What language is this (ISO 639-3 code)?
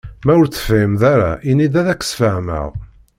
kab